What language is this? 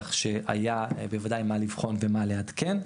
Hebrew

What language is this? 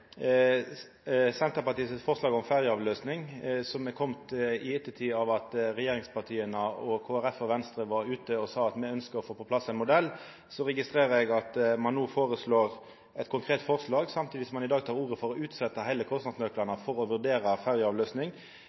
Norwegian Nynorsk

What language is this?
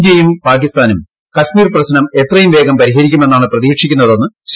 Malayalam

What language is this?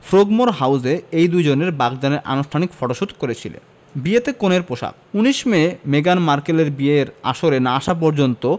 Bangla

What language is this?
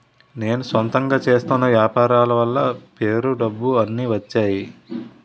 Telugu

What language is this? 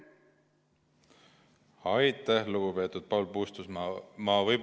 Estonian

